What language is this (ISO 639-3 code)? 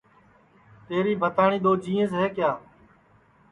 ssi